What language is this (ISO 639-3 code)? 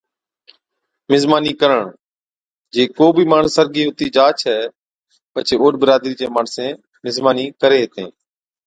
odk